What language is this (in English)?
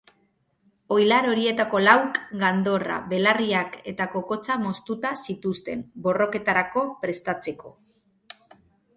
Basque